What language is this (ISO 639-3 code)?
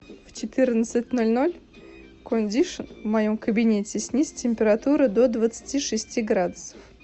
rus